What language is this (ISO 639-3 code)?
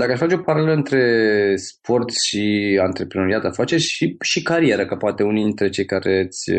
ron